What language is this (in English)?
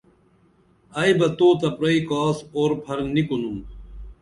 Dameli